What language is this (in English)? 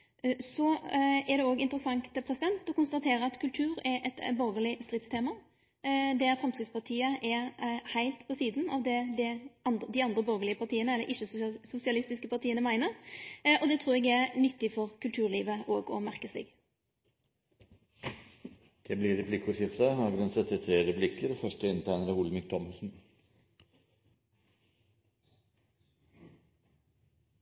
Norwegian